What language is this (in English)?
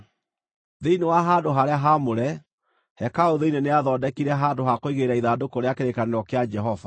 Kikuyu